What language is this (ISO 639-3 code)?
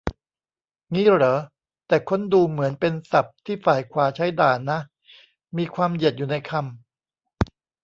tha